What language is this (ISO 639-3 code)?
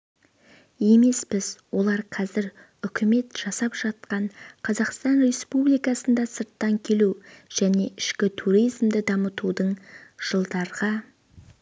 kaz